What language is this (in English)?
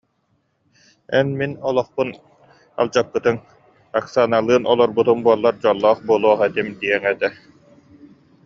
Yakut